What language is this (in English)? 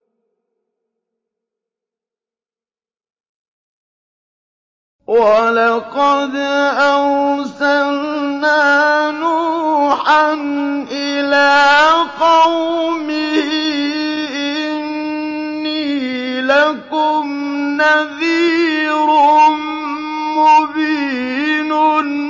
Arabic